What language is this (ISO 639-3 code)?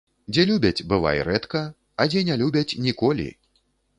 bel